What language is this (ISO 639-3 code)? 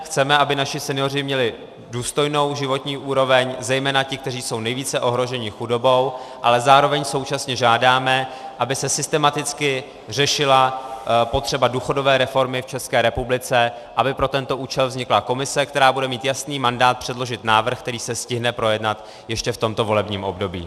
ces